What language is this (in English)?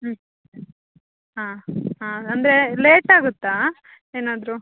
Kannada